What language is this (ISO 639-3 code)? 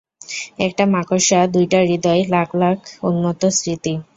ben